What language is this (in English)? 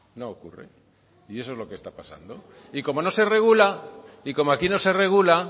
Spanish